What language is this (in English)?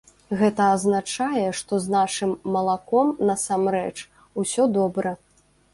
Belarusian